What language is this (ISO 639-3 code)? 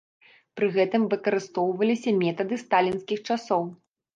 bel